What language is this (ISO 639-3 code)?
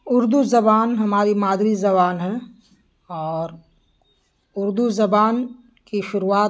urd